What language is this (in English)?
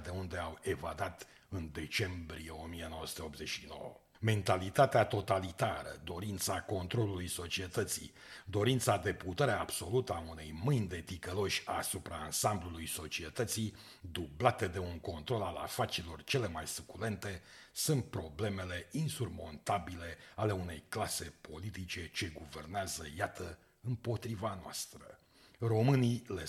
Romanian